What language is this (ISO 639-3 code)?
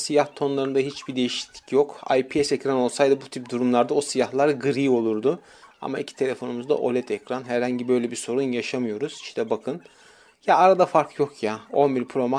tur